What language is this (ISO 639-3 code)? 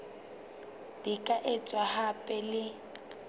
sot